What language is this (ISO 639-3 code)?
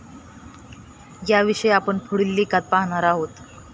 mar